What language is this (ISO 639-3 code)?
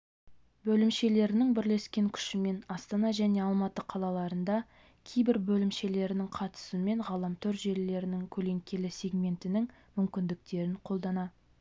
kaz